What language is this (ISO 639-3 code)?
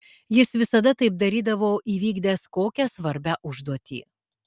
lit